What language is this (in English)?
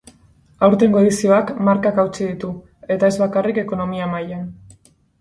Basque